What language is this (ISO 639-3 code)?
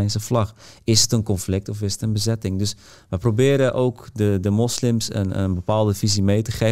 nld